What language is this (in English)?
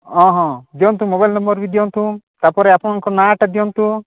Odia